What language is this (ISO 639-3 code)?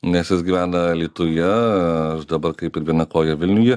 lit